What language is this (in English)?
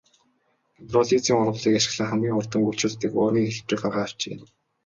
Mongolian